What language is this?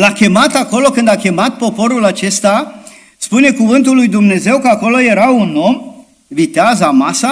Romanian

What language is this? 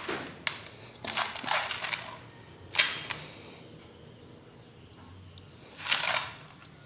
Vietnamese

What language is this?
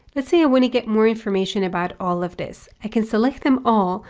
English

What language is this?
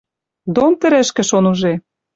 Western Mari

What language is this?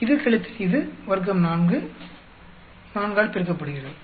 Tamil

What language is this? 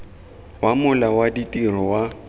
Tswana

